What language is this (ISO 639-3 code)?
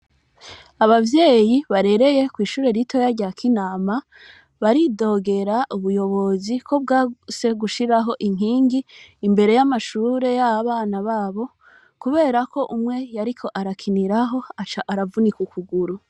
run